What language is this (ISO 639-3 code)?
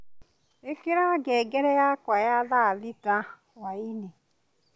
kik